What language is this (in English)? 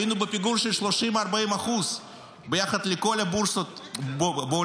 Hebrew